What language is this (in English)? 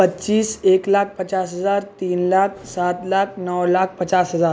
Urdu